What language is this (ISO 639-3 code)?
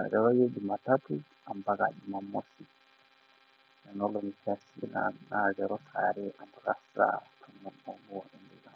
mas